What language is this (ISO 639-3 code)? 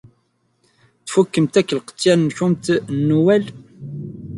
kab